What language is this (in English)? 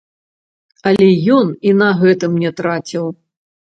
Belarusian